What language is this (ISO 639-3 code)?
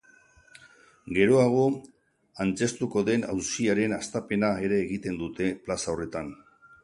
eus